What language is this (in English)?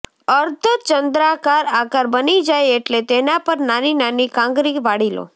Gujarati